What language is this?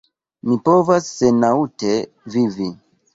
Esperanto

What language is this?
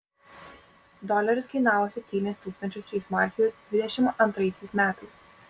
Lithuanian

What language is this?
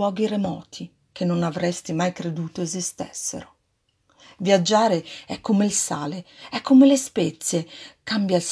Italian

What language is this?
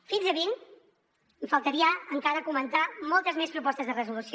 Catalan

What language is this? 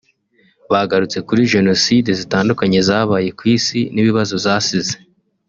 Kinyarwanda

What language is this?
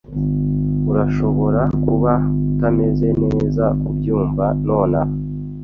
Kinyarwanda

